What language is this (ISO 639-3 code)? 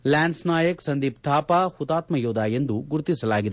kan